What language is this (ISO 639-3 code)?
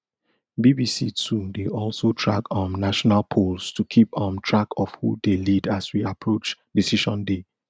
pcm